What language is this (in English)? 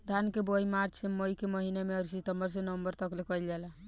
Bhojpuri